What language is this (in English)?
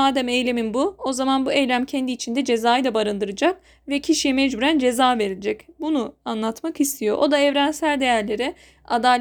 Turkish